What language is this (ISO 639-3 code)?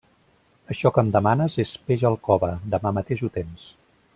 cat